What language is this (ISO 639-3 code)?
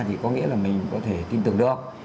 vie